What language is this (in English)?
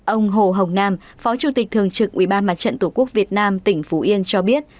Vietnamese